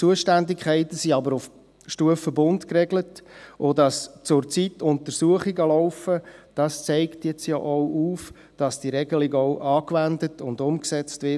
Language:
Swiss German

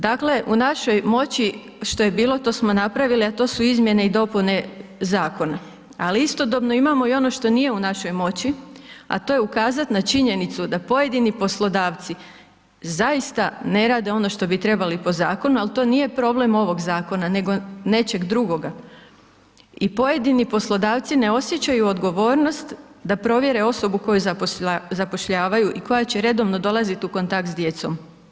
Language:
Croatian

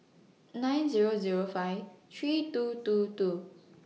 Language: English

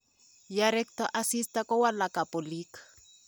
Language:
Kalenjin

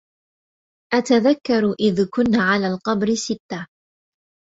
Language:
Arabic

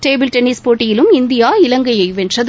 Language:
Tamil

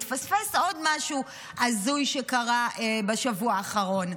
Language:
Hebrew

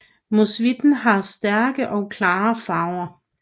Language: Danish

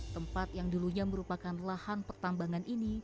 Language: Indonesian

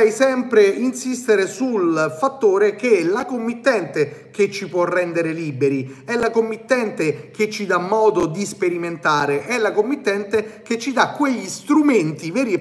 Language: Italian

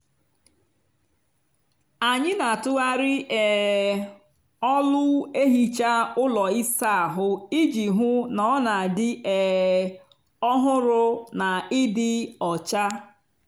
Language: Igbo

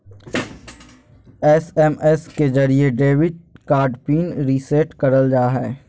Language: Magahi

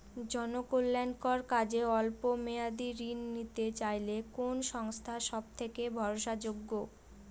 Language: Bangla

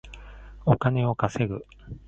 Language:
Japanese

